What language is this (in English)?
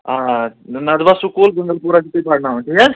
Kashmiri